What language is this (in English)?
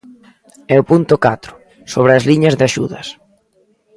Galician